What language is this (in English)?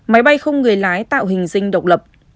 Vietnamese